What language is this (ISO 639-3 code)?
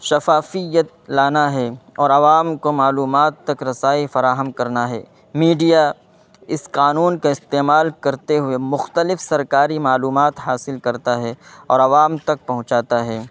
urd